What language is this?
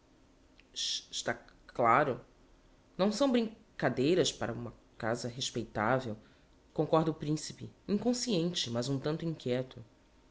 Portuguese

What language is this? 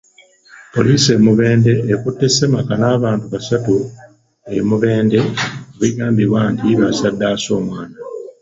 Ganda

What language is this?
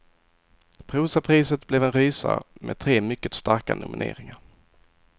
Swedish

